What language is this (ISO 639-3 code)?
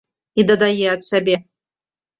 bel